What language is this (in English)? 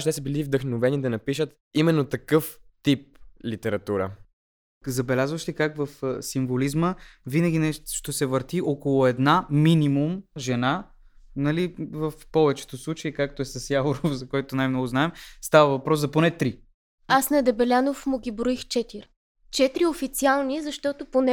Bulgarian